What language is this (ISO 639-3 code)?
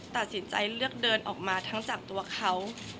tha